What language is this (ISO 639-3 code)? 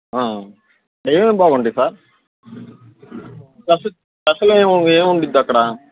tel